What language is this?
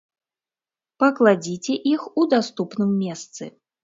Belarusian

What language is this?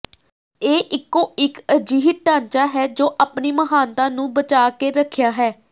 Punjabi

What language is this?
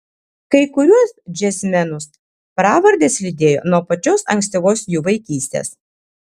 Lithuanian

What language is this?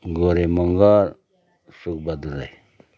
Nepali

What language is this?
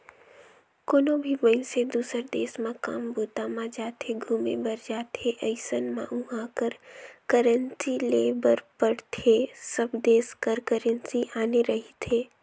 Chhattisgarhi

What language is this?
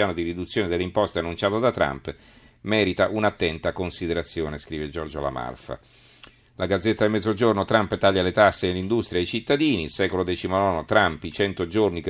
Italian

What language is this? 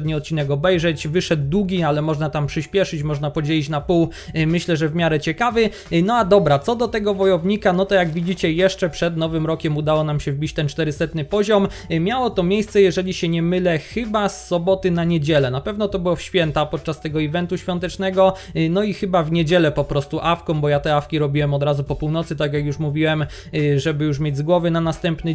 Polish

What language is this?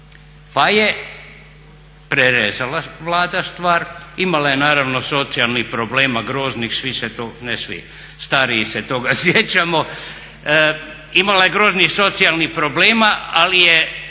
Croatian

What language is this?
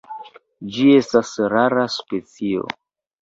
Esperanto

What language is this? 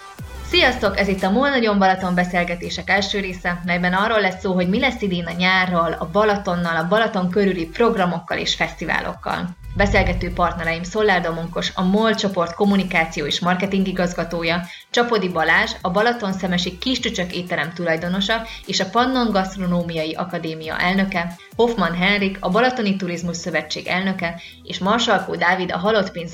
Hungarian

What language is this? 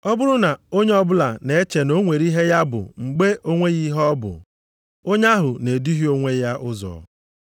Igbo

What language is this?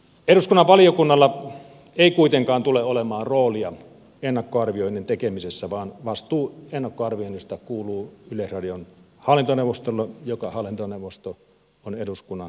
Finnish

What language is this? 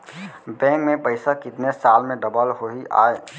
Chhattisgarhi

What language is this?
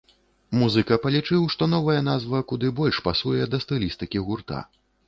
Belarusian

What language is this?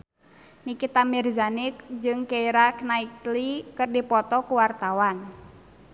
Sundanese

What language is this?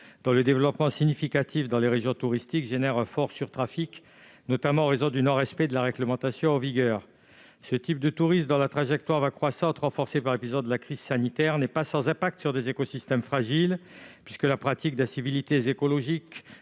French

